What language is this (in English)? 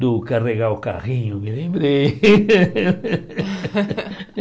Portuguese